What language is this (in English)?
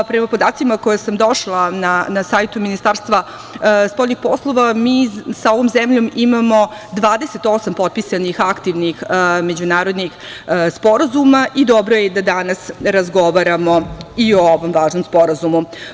Serbian